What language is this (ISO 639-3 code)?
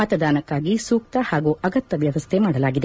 kan